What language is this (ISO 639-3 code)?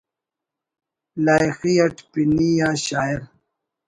brh